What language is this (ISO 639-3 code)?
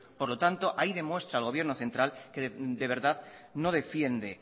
spa